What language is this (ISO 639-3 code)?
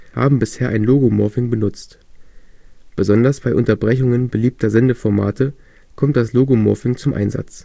deu